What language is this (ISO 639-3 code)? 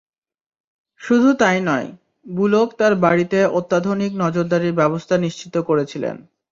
ben